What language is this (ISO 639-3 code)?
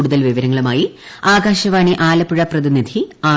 mal